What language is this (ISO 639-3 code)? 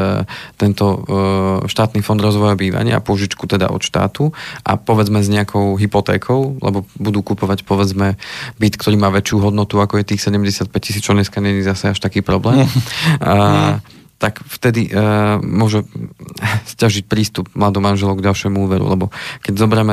slk